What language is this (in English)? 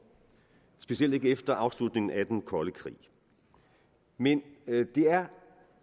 Danish